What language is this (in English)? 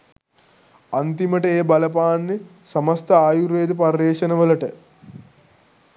Sinhala